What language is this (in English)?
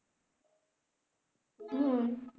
Bangla